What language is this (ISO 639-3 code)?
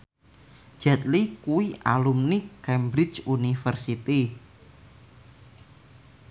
jav